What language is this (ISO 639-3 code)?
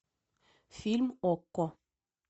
rus